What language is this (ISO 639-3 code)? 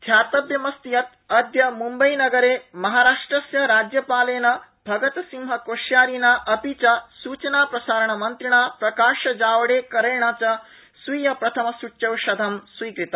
san